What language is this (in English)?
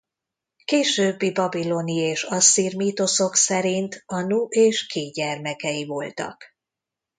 Hungarian